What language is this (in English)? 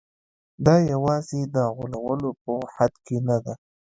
Pashto